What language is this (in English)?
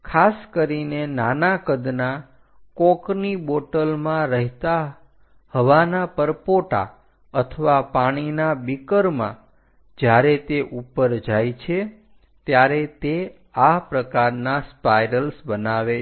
Gujarati